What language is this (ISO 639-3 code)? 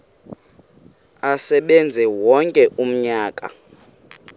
xho